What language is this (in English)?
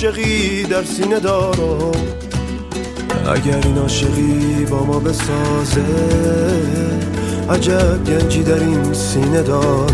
Persian